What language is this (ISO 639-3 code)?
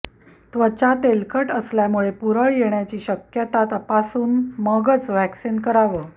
mar